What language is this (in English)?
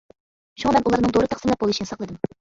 Uyghur